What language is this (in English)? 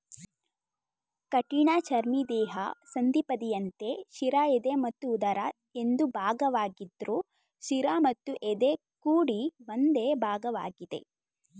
Kannada